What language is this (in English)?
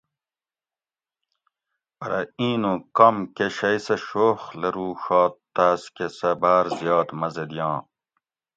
Gawri